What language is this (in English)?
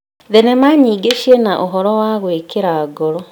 Kikuyu